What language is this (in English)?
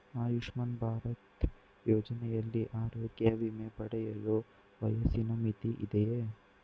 Kannada